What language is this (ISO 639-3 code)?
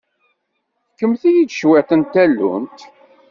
kab